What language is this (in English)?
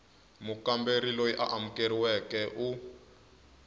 Tsonga